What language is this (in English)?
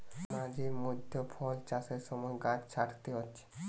Bangla